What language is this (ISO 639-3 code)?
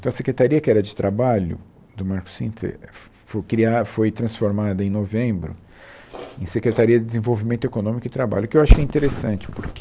por